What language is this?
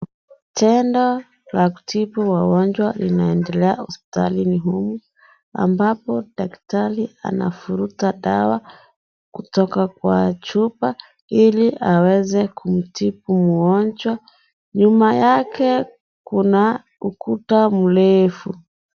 Swahili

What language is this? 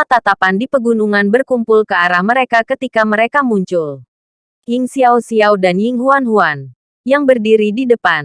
Indonesian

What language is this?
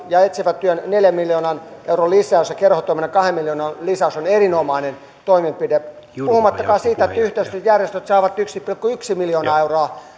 Finnish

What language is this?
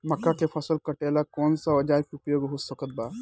Bhojpuri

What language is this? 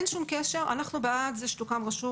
Hebrew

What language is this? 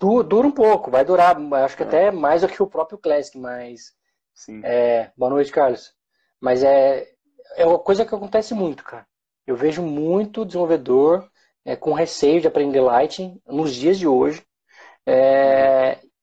Portuguese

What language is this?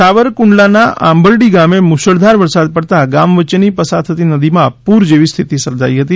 Gujarati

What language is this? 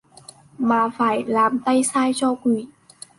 Vietnamese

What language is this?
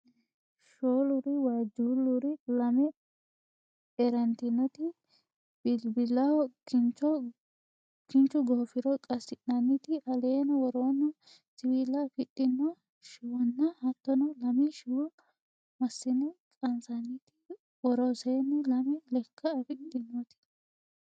Sidamo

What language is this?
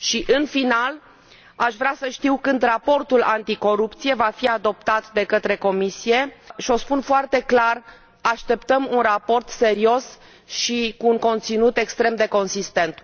Romanian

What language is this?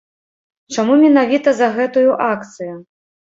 Belarusian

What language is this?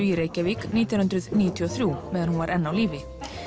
Icelandic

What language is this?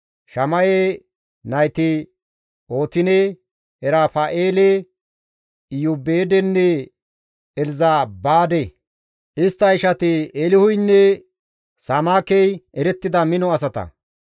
Gamo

